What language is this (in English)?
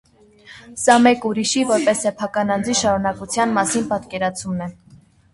Armenian